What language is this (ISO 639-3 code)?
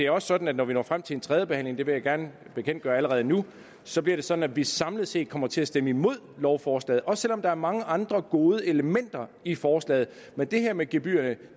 dan